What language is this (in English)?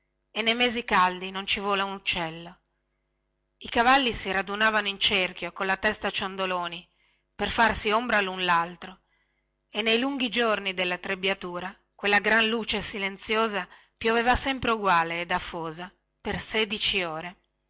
Italian